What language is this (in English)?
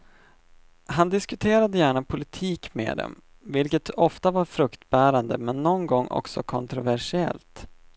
Swedish